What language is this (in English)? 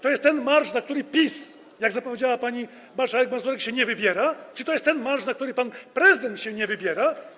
Polish